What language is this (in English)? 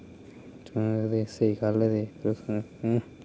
Dogri